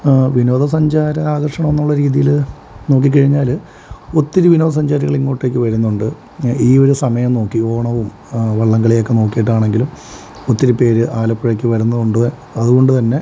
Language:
Malayalam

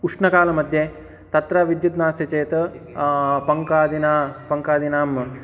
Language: Sanskrit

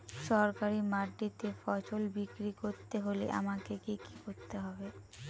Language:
Bangla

